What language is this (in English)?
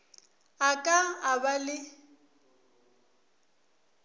Northern Sotho